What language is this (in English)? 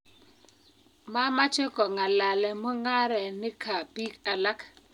Kalenjin